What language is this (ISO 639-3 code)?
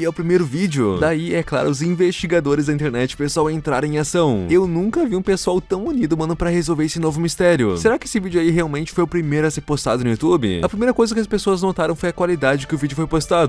por